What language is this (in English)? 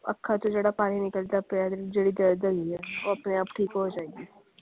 Punjabi